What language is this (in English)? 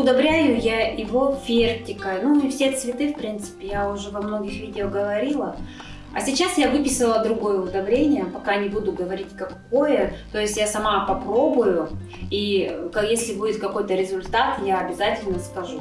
Russian